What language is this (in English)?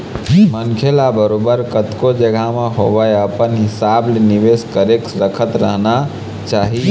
Chhattisgarhi